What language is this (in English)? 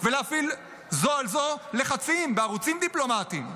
Hebrew